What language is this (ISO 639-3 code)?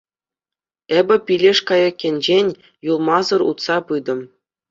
chv